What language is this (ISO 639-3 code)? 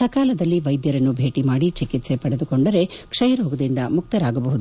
kan